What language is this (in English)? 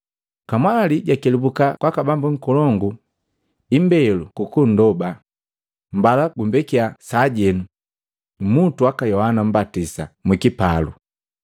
Matengo